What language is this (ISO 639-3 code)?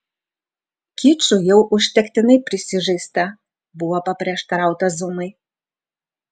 lit